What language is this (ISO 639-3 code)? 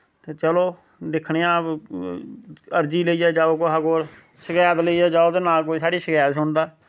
doi